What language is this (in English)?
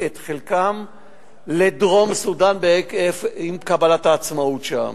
Hebrew